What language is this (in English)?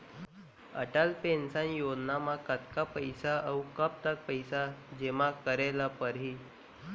Chhattisgarhi